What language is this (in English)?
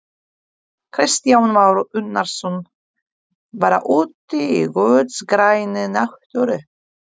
Icelandic